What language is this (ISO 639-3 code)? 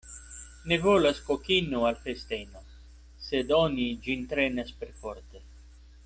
epo